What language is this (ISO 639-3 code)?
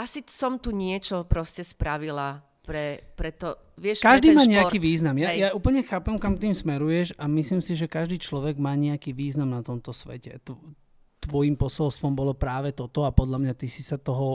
slk